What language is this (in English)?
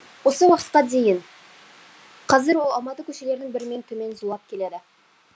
Kazakh